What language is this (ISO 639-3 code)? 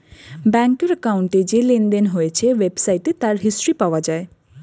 ben